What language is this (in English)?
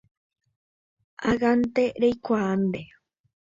Guarani